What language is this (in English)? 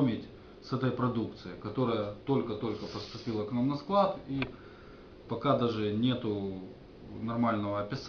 Russian